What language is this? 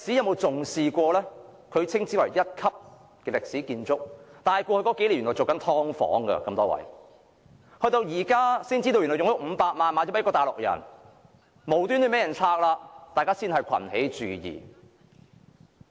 Cantonese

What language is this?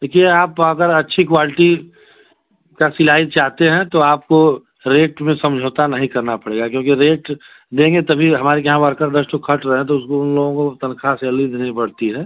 Hindi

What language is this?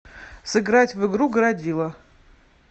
Russian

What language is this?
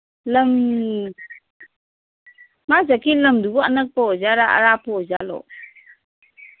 Manipuri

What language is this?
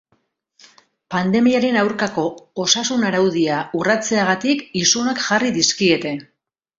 Basque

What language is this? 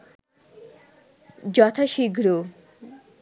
Bangla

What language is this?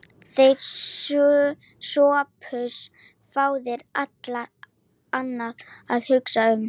Icelandic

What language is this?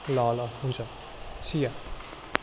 Nepali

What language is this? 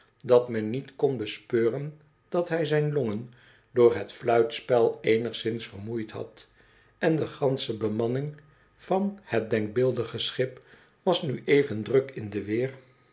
Dutch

